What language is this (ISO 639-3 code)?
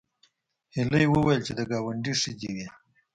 pus